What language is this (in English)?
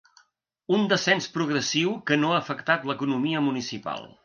Catalan